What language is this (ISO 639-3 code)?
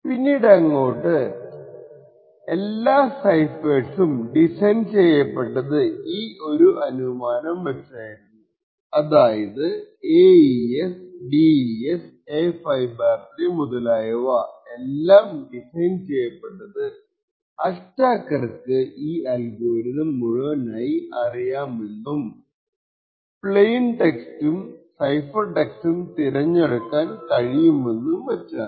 mal